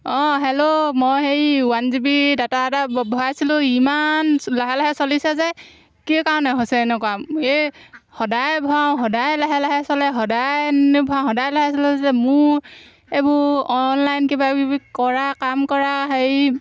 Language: Assamese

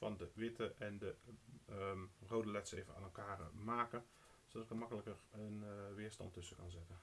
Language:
Dutch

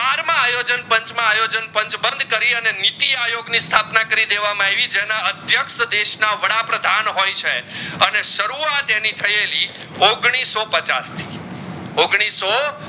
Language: Gujarati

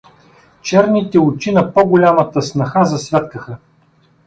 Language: Bulgarian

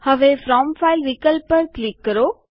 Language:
Gujarati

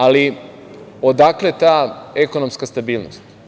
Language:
Serbian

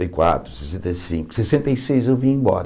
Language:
Portuguese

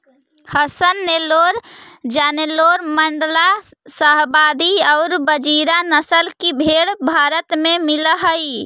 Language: Magahi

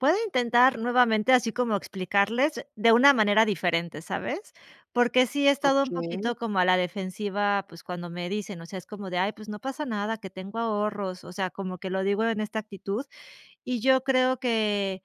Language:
Spanish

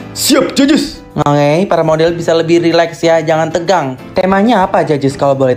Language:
Indonesian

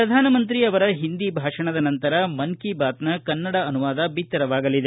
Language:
Kannada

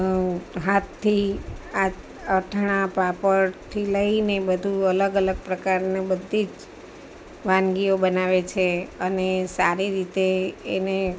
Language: Gujarati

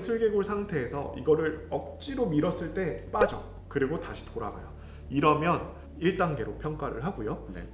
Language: Korean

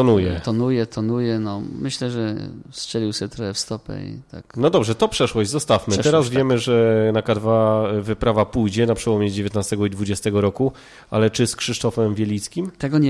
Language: Polish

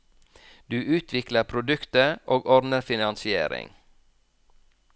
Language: Norwegian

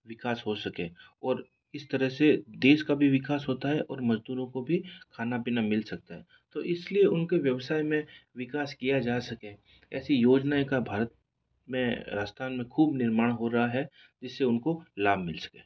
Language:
Hindi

